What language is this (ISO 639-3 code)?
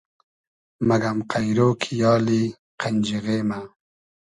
haz